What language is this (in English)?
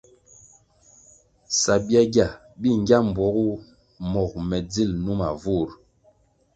Kwasio